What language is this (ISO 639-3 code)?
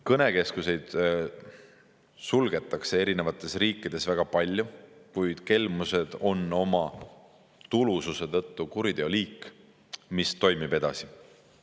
est